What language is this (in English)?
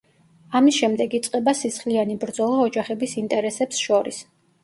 Georgian